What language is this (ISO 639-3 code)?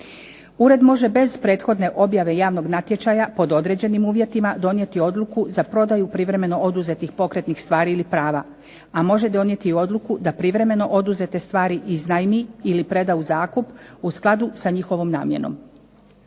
hrv